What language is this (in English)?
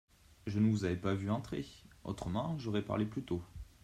French